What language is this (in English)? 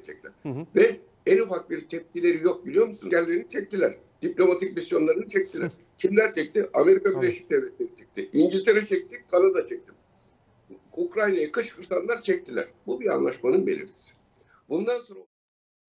Turkish